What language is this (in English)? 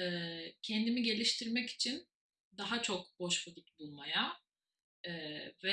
Turkish